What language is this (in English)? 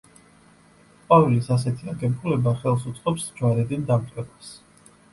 Georgian